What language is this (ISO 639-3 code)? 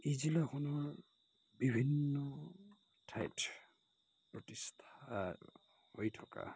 asm